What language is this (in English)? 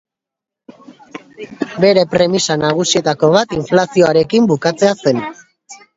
Basque